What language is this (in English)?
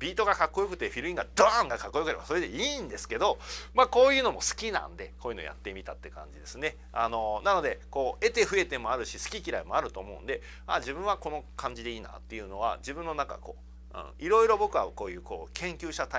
Japanese